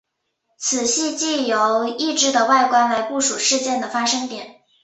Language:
Chinese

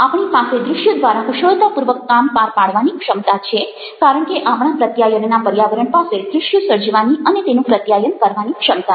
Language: Gujarati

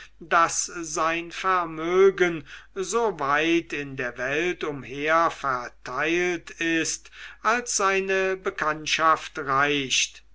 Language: German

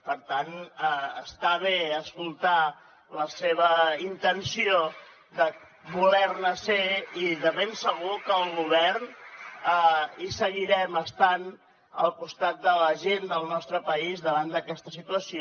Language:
Catalan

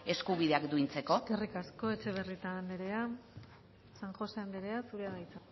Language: Basque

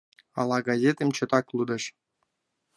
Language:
Mari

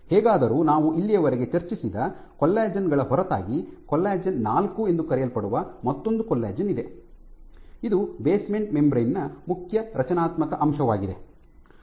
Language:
Kannada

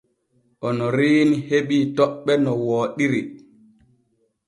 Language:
Borgu Fulfulde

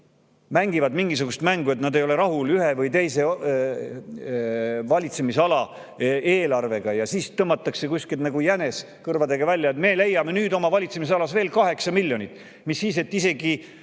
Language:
Estonian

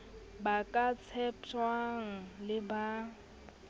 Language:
Southern Sotho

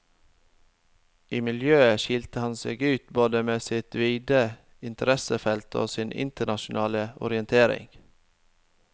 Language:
Norwegian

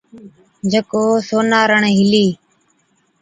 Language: Od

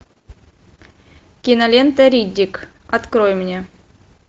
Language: Russian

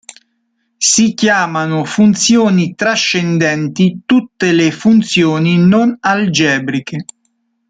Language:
Italian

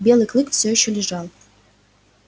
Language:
Russian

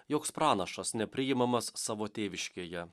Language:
Lithuanian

